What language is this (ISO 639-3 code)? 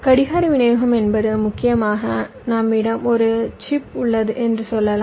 tam